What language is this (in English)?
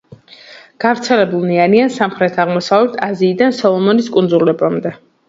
Georgian